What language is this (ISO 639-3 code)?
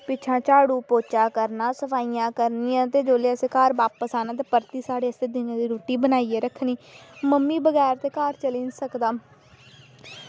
doi